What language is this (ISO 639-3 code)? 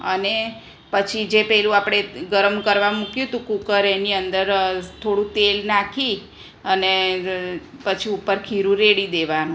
guj